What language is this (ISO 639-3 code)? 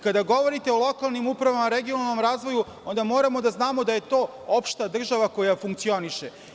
srp